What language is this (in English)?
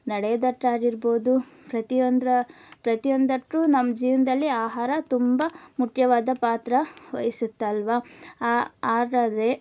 Kannada